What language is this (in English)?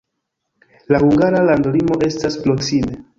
Esperanto